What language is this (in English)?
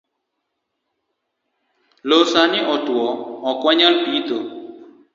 Luo (Kenya and Tanzania)